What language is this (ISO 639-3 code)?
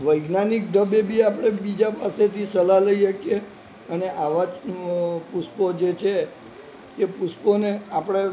guj